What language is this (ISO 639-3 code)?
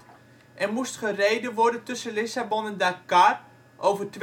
nld